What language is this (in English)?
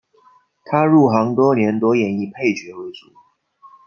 Chinese